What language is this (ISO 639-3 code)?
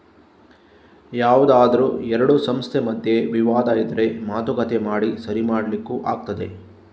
kan